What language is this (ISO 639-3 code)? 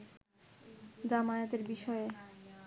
ben